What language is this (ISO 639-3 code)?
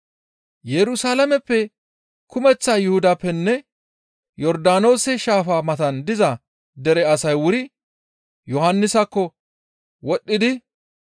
gmv